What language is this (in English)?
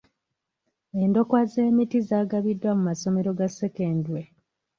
Ganda